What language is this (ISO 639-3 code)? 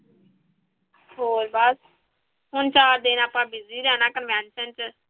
pan